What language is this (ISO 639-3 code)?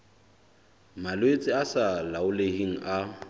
sot